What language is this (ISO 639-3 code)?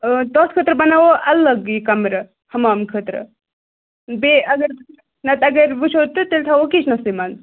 kas